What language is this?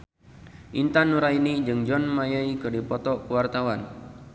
Sundanese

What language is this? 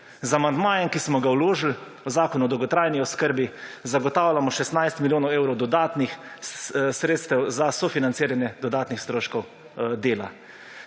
Slovenian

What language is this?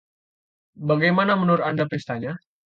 Indonesian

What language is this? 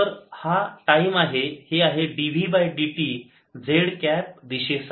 Marathi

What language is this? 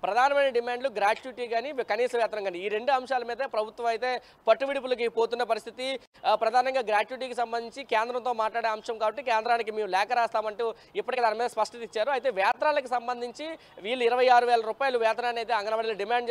Telugu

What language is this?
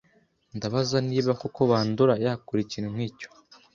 Kinyarwanda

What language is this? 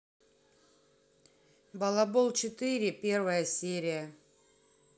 Russian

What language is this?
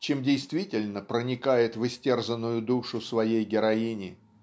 Russian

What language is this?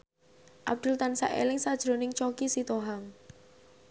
Javanese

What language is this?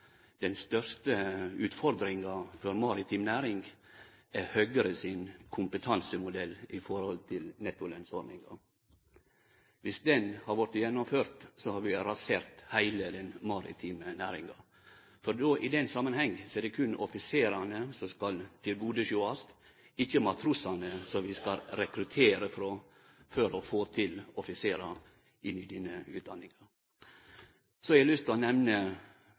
Norwegian Nynorsk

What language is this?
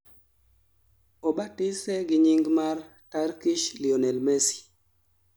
Luo (Kenya and Tanzania)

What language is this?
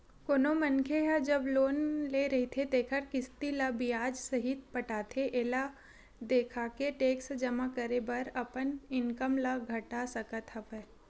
Chhattisgarhi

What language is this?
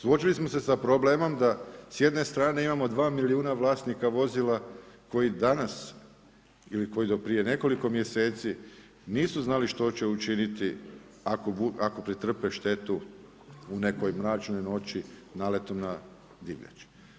Croatian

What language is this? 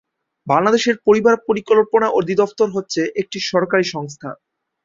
Bangla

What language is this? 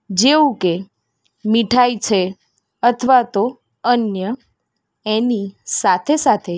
Gujarati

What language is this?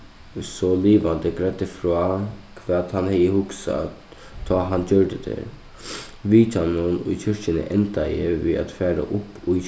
Faroese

